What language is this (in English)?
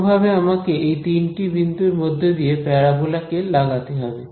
Bangla